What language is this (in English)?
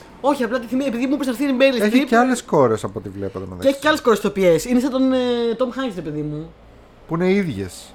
Greek